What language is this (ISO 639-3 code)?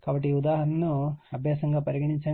tel